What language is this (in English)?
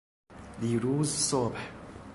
Persian